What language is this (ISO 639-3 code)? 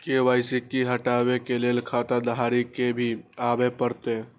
mai